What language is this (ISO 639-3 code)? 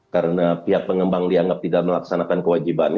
ind